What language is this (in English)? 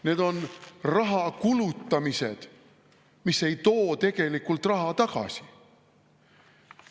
Estonian